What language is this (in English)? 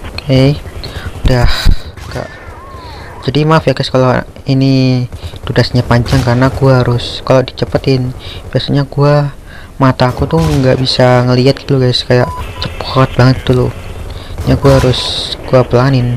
Indonesian